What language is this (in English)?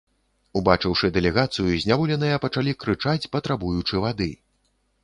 Belarusian